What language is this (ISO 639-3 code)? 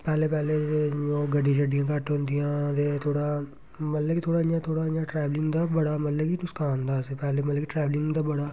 doi